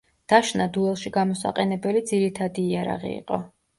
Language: Georgian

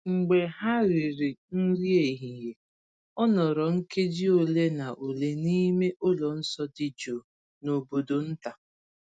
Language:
Igbo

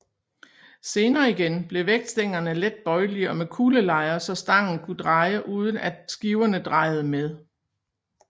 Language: Danish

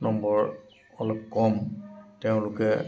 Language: Assamese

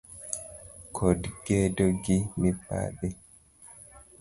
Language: Luo (Kenya and Tanzania)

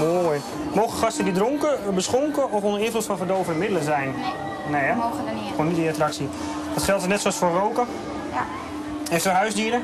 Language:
Dutch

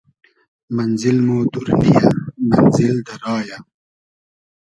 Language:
Hazaragi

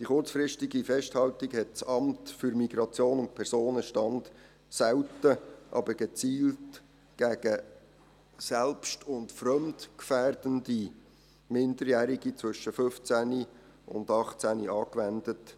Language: Swiss German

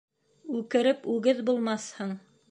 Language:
Bashkir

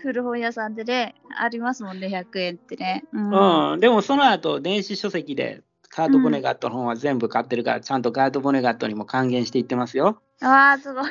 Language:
Japanese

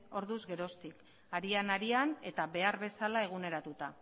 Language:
Basque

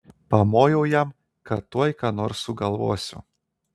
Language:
Lithuanian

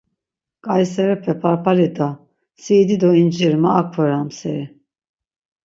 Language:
Laz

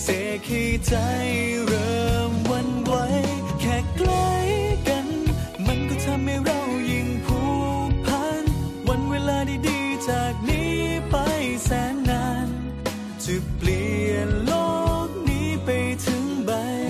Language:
Thai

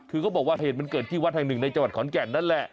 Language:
Thai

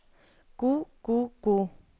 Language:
Norwegian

